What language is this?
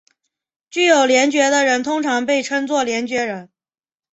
Chinese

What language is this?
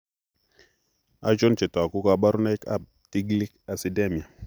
Kalenjin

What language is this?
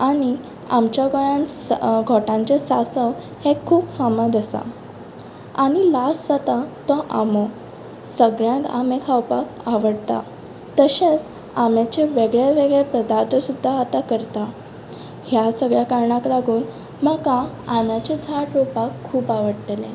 Konkani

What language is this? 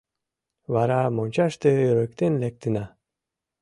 Mari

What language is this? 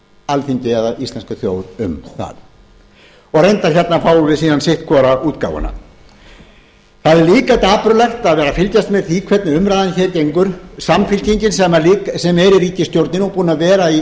Icelandic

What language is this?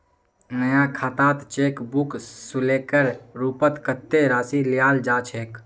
Magahi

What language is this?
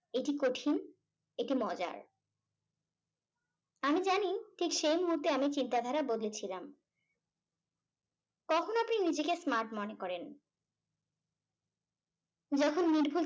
Bangla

